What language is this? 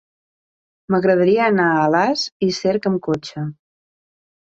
Catalan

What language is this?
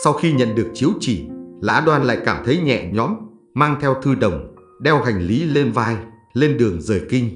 Vietnamese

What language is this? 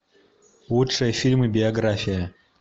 Russian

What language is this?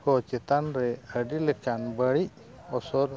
Santali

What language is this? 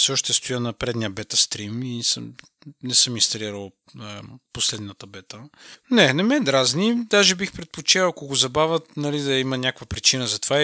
Bulgarian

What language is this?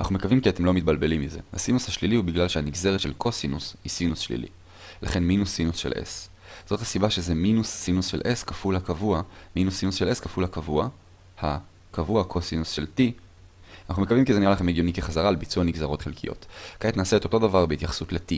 Hebrew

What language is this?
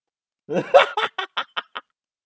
English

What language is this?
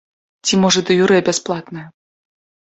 Belarusian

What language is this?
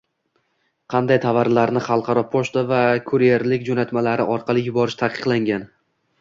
Uzbek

